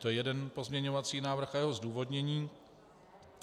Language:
Czech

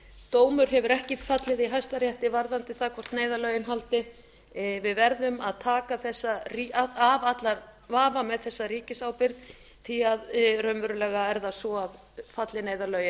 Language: Icelandic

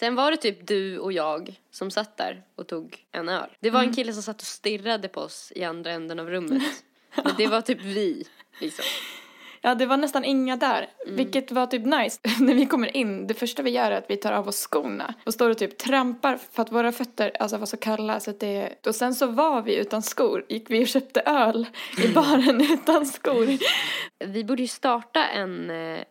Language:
Swedish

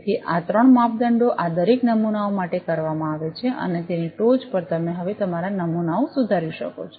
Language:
Gujarati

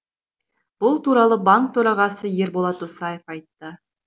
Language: Kazakh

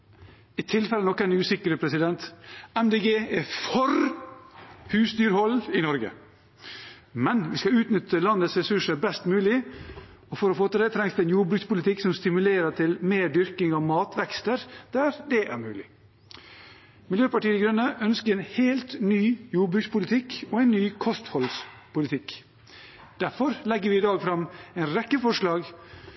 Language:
Norwegian Bokmål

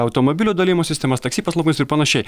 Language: Lithuanian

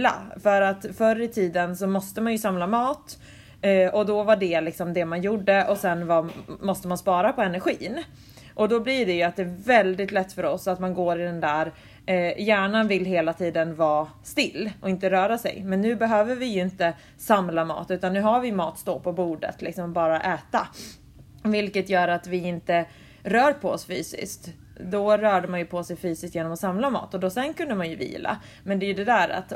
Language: Swedish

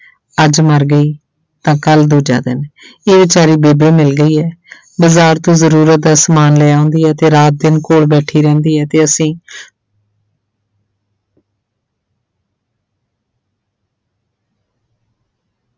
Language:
Punjabi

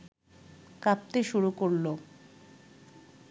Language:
Bangla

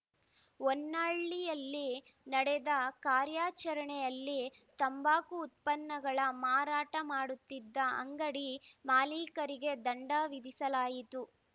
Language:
Kannada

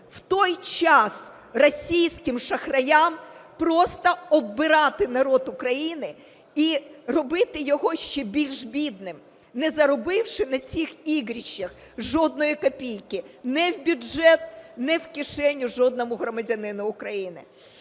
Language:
Ukrainian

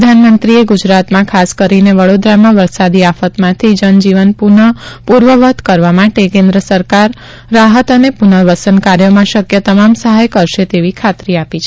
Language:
Gujarati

